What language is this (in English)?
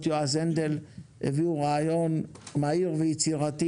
Hebrew